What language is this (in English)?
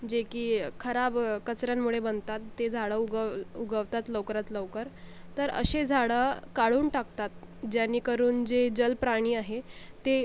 Marathi